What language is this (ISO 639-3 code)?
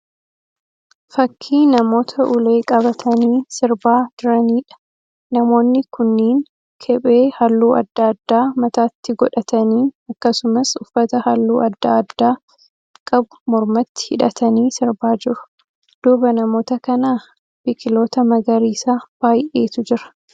orm